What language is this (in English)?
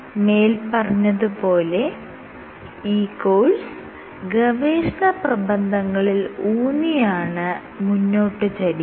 Malayalam